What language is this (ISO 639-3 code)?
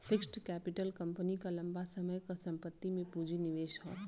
bho